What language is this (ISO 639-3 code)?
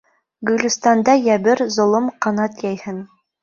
bak